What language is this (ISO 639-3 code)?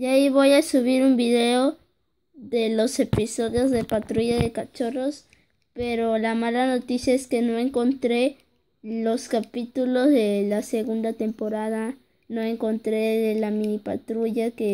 spa